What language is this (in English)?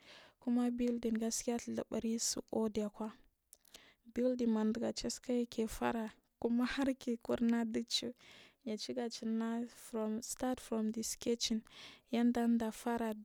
Marghi South